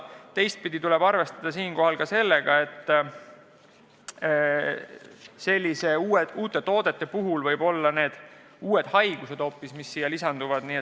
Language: Estonian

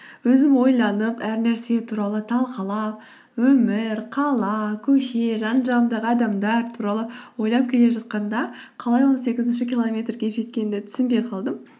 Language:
Kazakh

